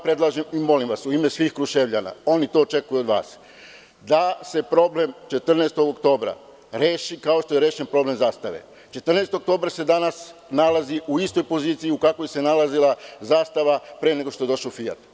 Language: Serbian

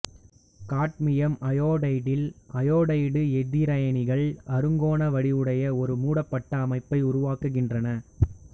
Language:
Tamil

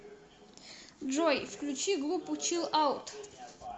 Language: Russian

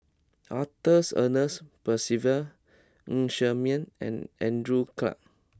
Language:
English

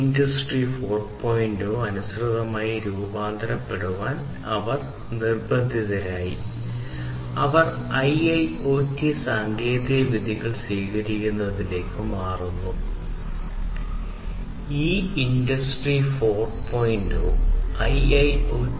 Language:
Malayalam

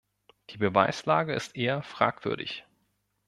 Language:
German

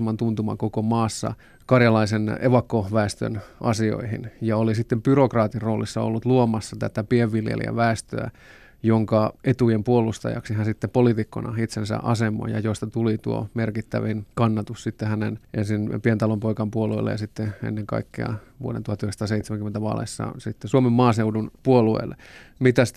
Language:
Finnish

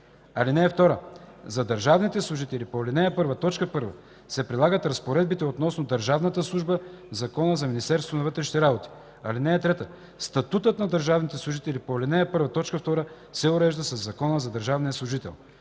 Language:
Bulgarian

